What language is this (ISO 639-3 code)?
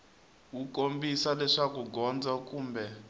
tso